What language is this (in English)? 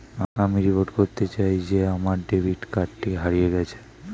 Bangla